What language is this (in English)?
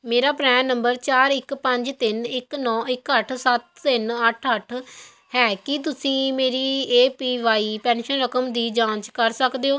Punjabi